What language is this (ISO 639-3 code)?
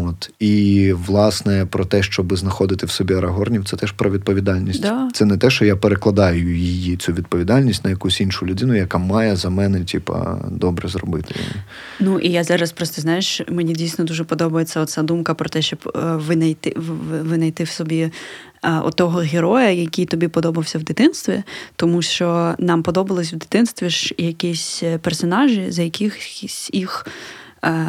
ukr